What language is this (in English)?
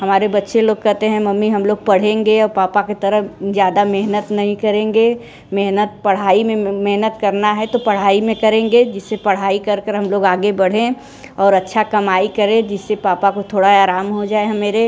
Hindi